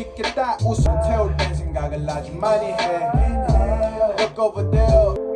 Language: Korean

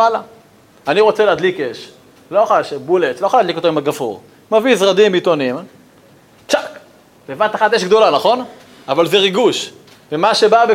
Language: Hebrew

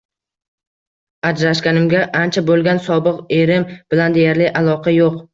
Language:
Uzbek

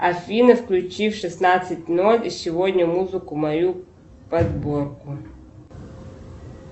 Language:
Russian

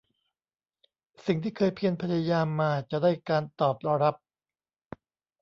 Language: Thai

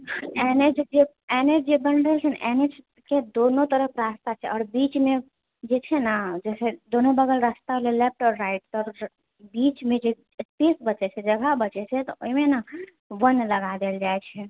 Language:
Maithili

